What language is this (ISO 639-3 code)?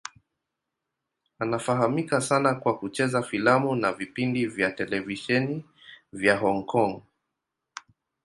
swa